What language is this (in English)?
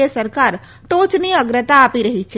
Gujarati